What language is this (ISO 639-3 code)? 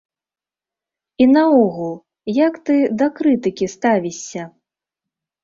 bel